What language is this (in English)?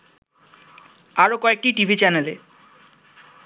Bangla